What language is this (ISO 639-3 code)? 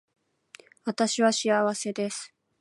jpn